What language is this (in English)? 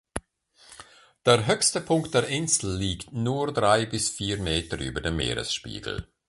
German